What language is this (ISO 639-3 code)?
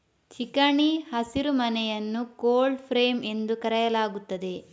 kan